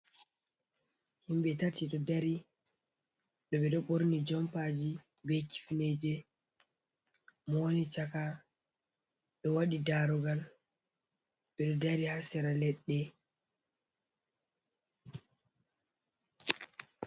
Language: Fula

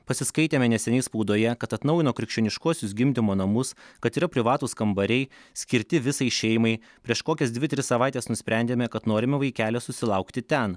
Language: Lithuanian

